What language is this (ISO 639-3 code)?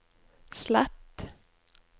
nor